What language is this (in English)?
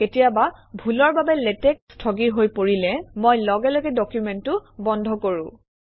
Assamese